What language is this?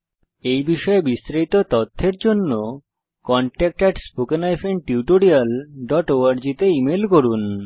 Bangla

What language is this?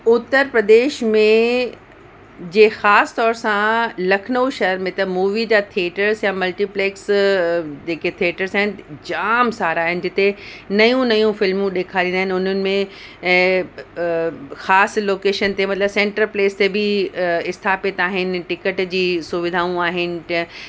Sindhi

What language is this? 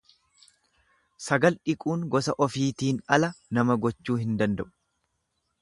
Oromo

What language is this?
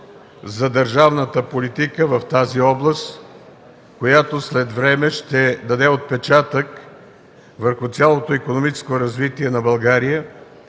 Bulgarian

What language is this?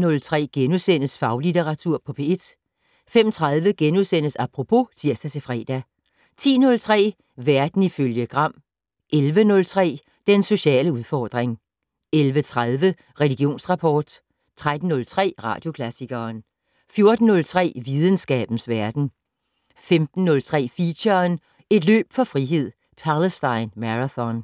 Danish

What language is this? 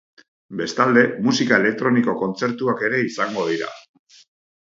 Basque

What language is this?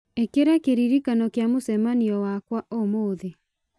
Kikuyu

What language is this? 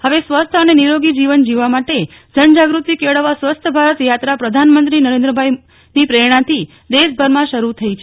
Gujarati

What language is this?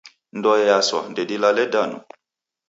Taita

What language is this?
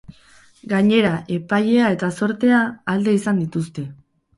Basque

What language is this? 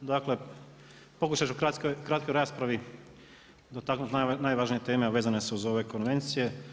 Croatian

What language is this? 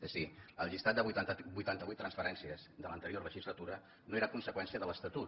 Catalan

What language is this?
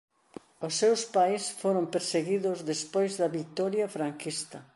Galician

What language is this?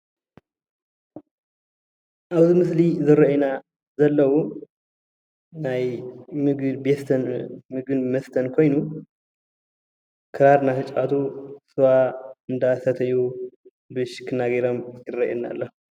Tigrinya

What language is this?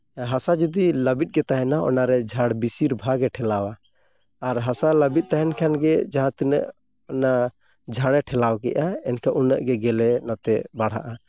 Santali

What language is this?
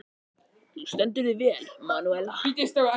Icelandic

